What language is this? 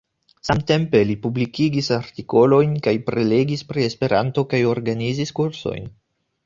Esperanto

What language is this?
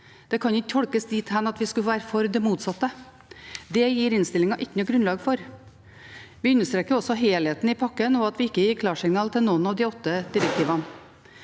Norwegian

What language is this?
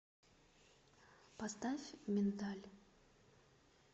Russian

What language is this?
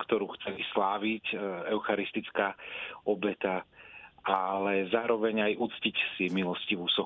Slovak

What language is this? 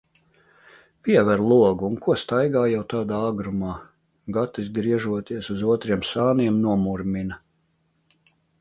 Latvian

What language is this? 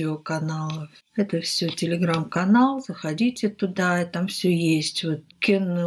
Russian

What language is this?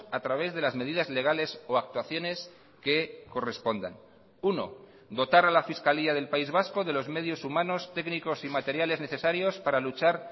Spanish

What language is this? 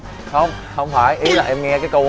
Vietnamese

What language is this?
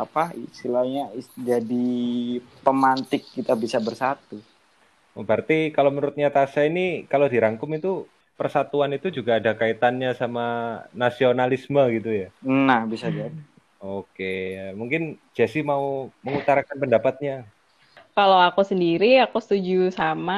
Indonesian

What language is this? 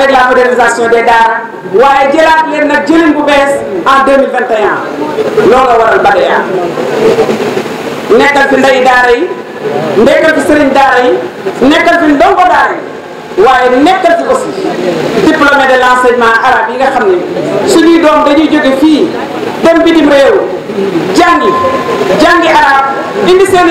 Indonesian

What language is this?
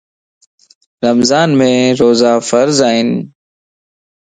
Lasi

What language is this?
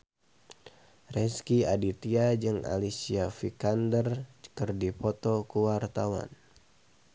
Sundanese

